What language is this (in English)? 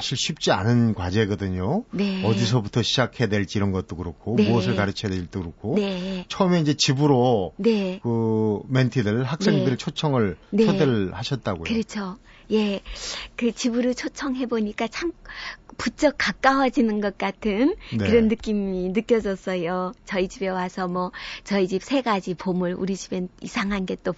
Korean